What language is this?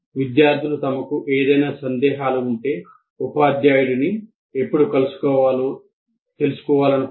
Telugu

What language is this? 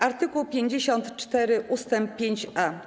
Polish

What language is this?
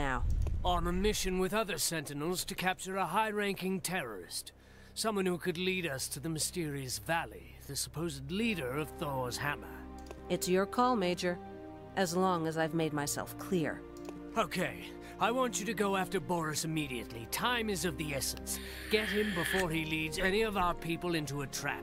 Polish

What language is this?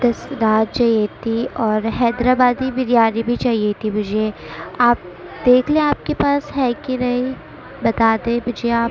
Urdu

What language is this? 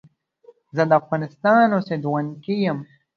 Pashto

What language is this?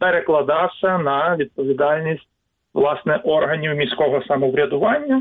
Ukrainian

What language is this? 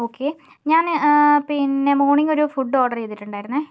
Malayalam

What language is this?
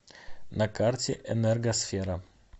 Russian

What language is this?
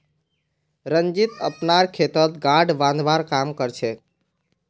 Magahi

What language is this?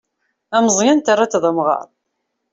Kabyle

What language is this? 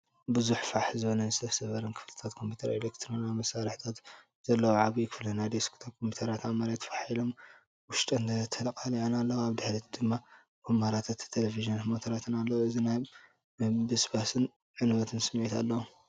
Tigrinya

